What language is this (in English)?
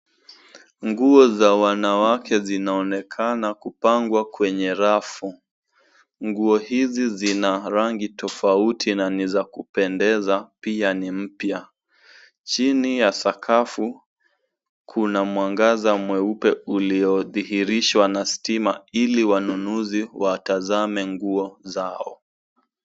Swahili